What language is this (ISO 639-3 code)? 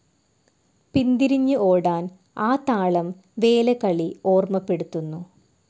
mal